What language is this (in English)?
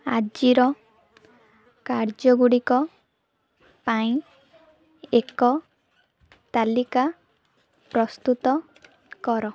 Odia